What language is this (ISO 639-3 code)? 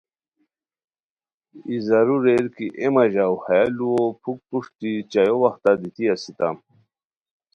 khw